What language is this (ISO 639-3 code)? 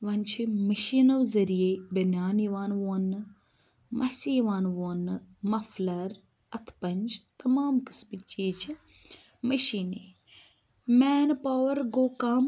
kas